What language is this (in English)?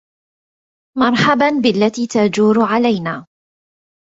Arabic